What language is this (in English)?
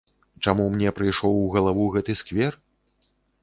Belarusian